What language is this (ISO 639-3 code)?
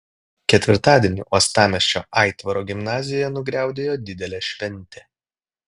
lit